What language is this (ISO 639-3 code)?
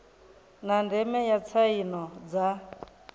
ven